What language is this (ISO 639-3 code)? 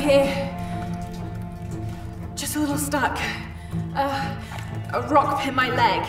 eng